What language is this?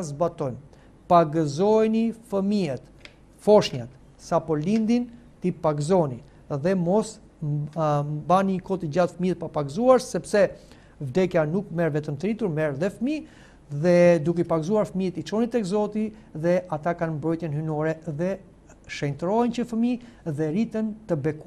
Romanian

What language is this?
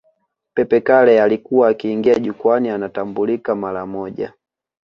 Swahili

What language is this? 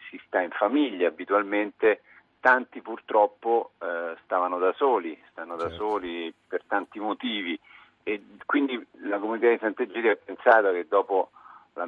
Italian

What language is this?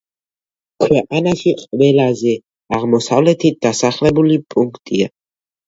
Georgian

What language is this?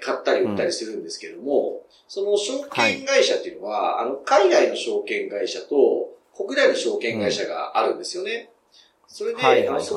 Japanese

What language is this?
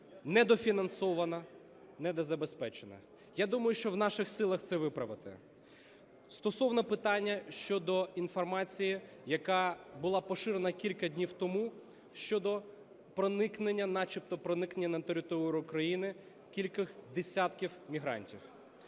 Ukrainian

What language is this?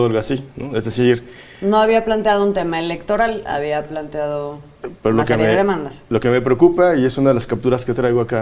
Spanish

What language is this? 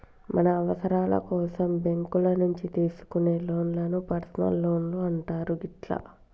Telugu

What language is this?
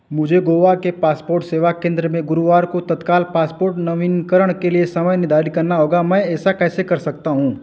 Hindi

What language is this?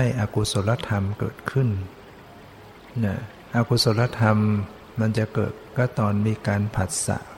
Thai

